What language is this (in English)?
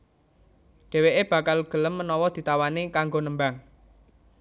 Javanese